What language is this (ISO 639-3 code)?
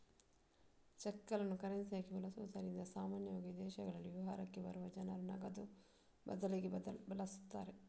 kan